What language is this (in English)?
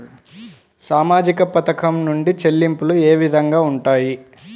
Telugu